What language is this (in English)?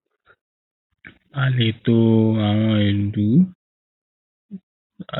Yoruba